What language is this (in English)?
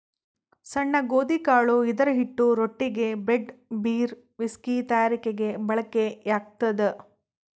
Kannada